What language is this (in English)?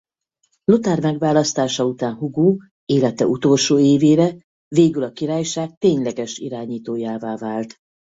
Hungarian